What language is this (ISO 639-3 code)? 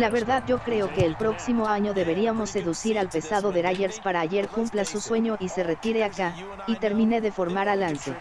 spa